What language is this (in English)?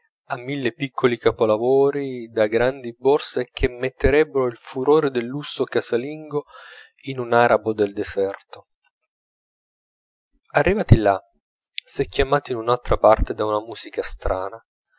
Italian